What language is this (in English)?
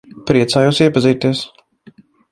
Latvian